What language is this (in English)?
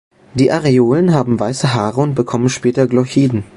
German